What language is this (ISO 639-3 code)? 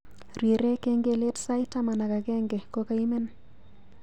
kln